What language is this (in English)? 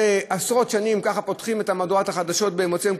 Hebrew